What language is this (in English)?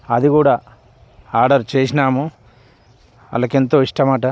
Telugu